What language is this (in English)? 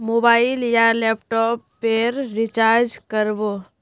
Magahi